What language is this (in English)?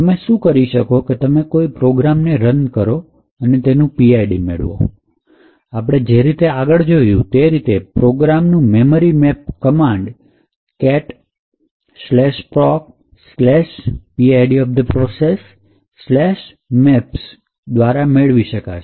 Gujarati